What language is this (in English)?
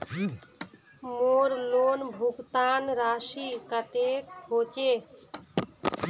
Magahi